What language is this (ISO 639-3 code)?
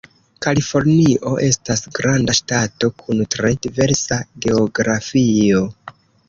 epo